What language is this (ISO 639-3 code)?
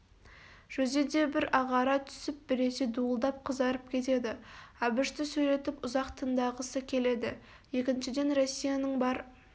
kaz